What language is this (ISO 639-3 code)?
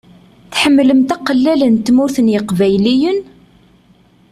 kab